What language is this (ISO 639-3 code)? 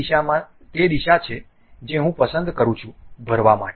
guj